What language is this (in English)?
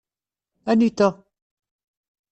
Kabyle